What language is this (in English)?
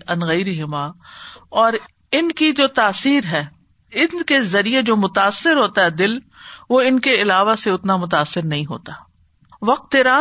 Urdu